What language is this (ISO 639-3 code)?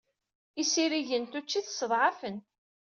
kab